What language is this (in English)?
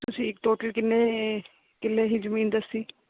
Punjabi